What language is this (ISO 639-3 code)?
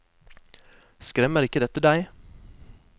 nor